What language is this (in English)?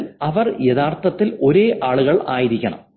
Malayalam